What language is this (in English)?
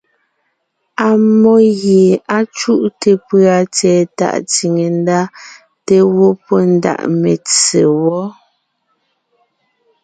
Ngiemboon